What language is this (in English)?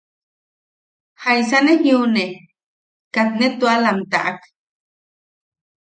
Yaqui